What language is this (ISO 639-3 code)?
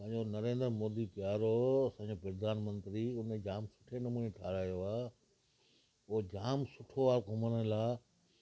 snd